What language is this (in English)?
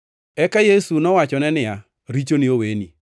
Luo (Kenya and Tanzania)